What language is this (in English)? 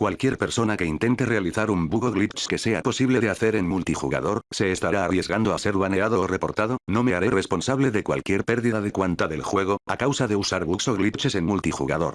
Spanish